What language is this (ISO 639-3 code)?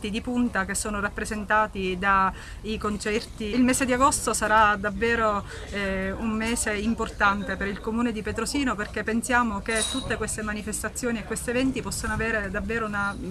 ita